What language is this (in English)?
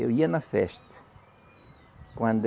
Portuguese